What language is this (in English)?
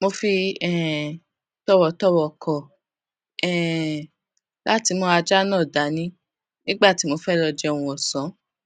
Yoruba